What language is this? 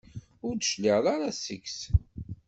Kabyle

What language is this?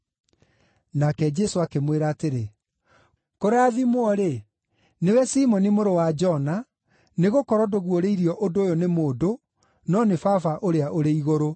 Kikuyu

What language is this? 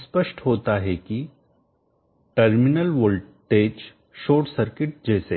Hindi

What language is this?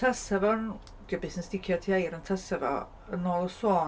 Welsh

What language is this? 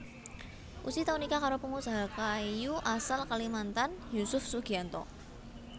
Javanese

